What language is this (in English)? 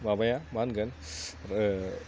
Bodo